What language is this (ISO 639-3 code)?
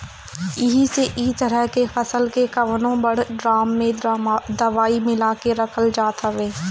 bho